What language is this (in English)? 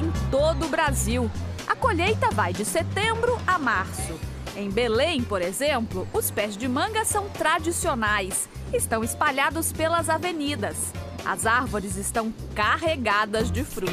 Portuguese